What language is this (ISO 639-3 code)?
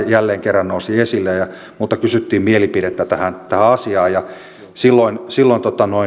fin